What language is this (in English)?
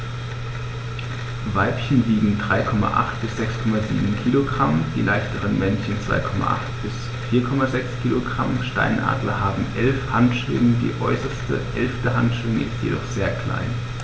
German